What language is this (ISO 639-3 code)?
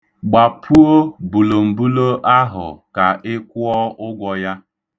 ibo